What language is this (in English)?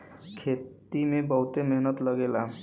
Bhojpuri